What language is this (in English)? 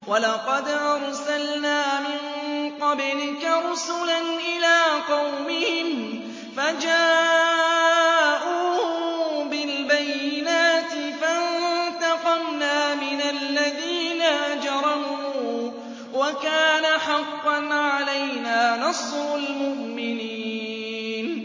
Arabic